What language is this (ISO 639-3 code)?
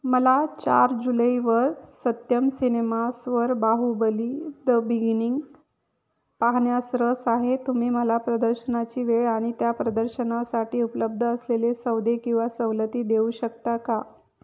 mar